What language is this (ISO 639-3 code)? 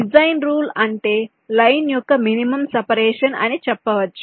tel